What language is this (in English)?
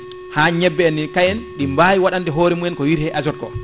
Fula